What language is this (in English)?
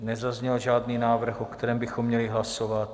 Czech